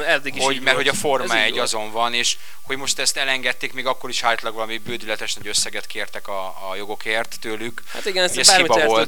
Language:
Hungarian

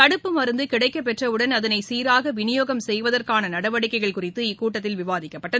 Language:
Tamil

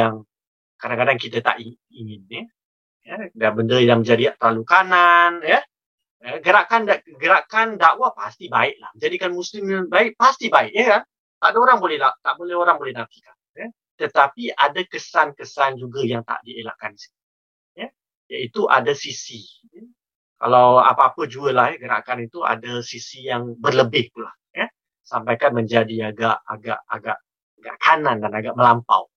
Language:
Malay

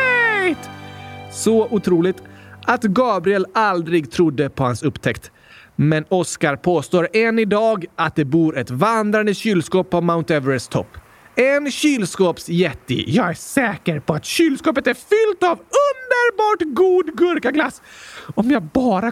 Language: Swedish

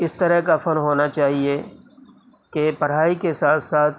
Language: Urdu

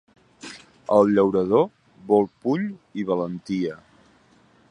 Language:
Catalan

